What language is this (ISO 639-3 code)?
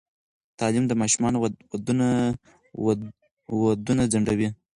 pus